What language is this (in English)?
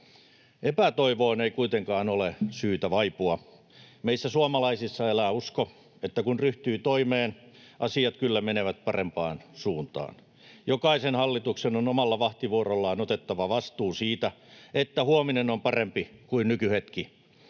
Finnish